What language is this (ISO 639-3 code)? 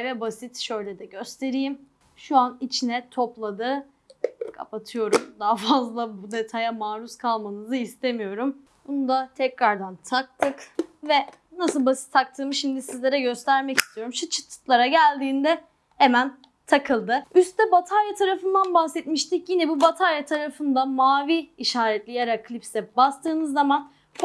tur